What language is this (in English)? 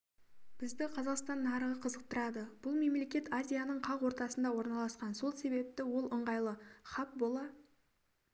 Kazakh